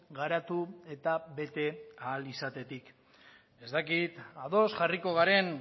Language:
Basque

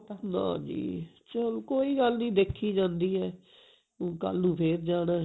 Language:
Punjabi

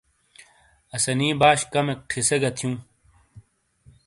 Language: Shina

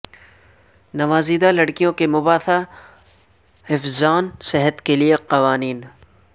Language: Urdu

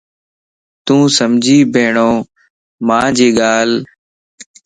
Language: Lasi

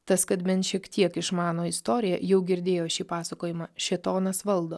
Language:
Lithuanian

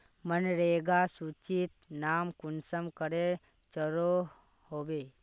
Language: Magahi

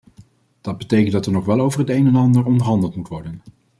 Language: Dutch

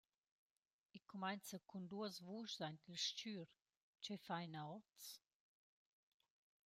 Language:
Romansh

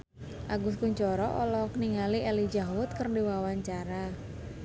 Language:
Sundanese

